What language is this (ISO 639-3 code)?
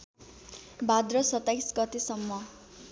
nep